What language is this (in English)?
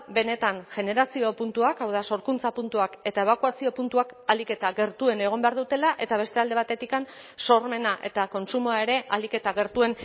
Basque